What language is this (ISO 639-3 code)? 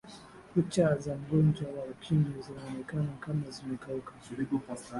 swa